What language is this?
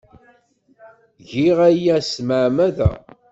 Kabyle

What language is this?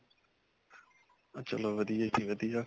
Punjabi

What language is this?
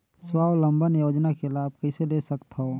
Chhattisgarhi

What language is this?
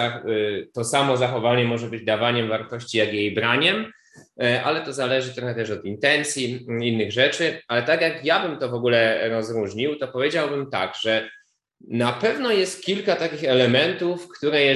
Polish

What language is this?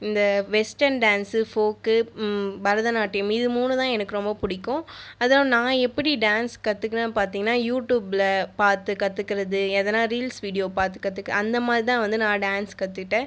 Tamil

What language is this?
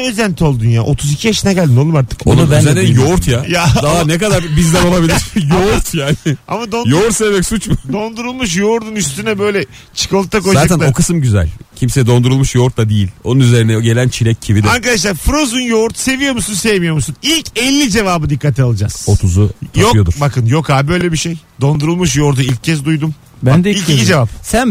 Turkish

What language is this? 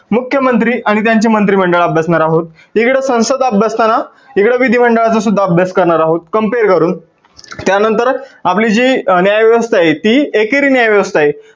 Marathi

